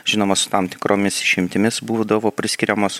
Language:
Lithuanian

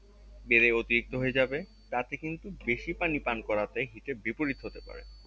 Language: Bangla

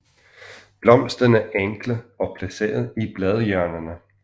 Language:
Danish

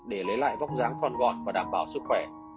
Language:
Vietnamese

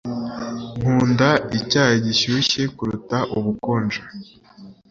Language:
Kinyarwanda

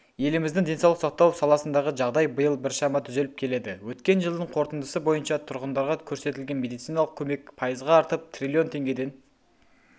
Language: Kazakh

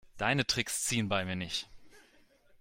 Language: German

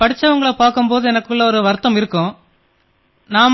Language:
Tamil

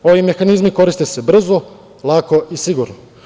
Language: Serbian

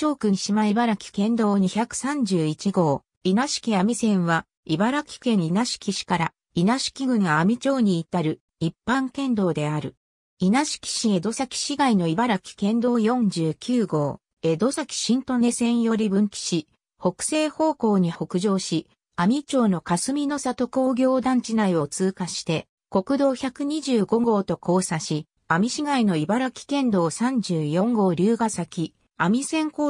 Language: Japanese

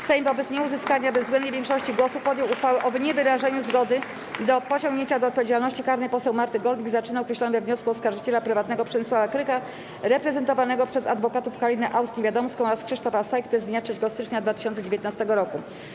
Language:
Polish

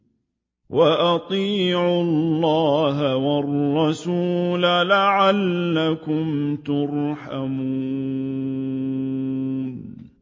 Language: Arabic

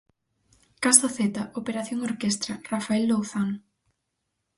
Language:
Galician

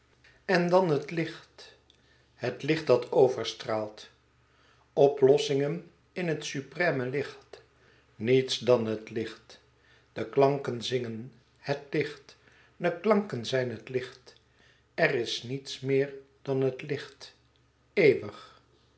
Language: Dutch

